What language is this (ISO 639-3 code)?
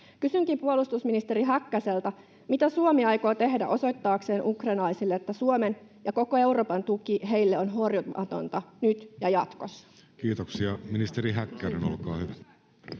fin